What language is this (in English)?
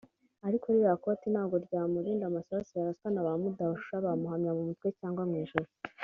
Kinyarwanda